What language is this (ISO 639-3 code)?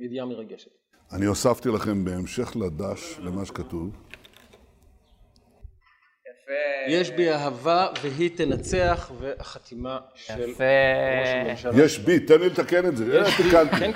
heb